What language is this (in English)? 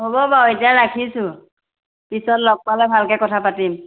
Assamese